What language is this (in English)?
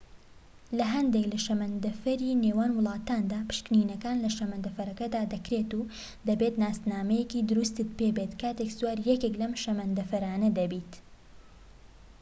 Central Kurdish